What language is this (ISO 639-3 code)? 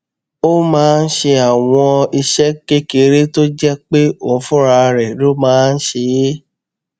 yor